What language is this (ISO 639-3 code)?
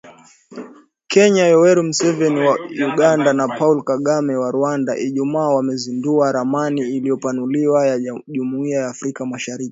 swa